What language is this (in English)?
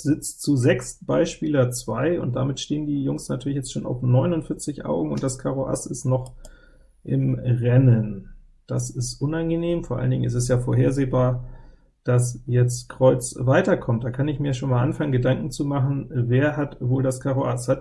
German